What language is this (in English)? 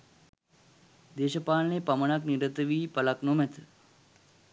Sinhala